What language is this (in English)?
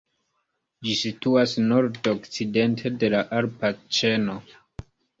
Esperanto